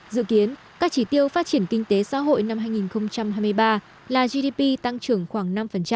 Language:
Vietnamese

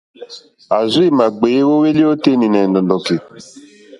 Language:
Mokpwe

